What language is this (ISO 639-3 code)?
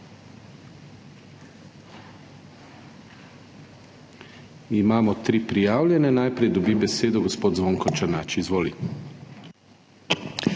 slv